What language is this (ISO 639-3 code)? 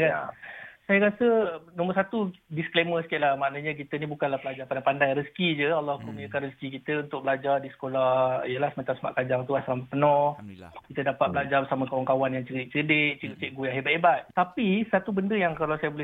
msa